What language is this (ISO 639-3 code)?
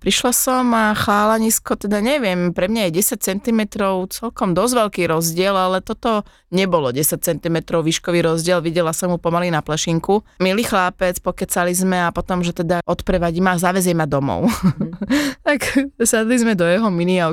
slk